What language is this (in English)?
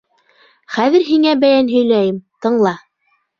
Bashkir